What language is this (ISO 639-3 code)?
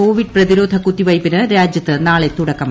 mal